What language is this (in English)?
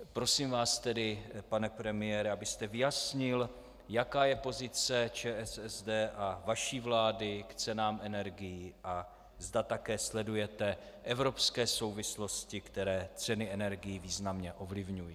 Czech